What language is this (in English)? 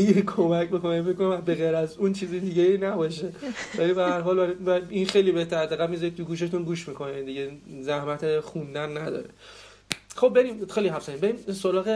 Persian